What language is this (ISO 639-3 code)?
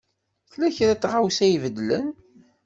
kab